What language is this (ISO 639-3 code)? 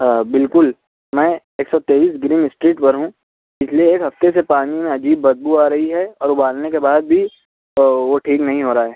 urd